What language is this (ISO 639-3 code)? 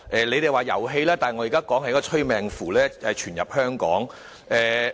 yue